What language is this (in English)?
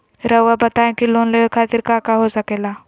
Magahi